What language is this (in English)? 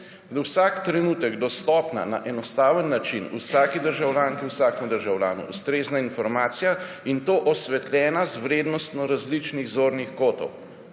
Slovenian